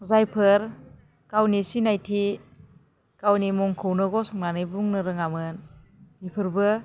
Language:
Bodo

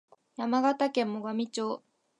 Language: Japanese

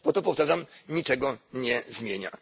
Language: Polish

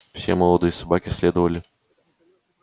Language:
Russian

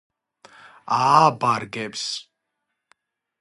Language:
Georgian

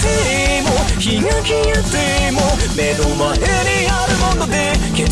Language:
English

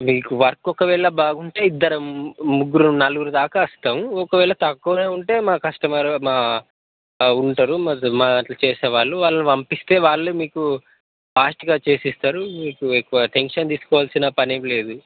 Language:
Telugu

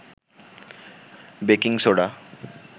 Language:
Bangla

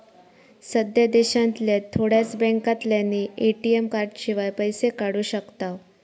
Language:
Marathi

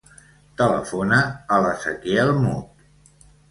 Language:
Catalan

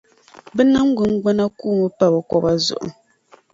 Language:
Dagbani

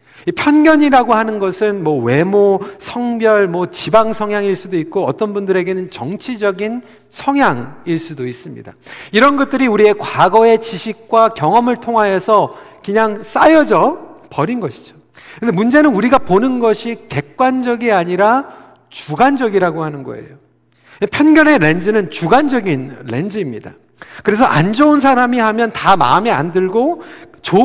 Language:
Korean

